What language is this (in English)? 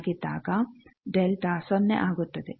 Kannada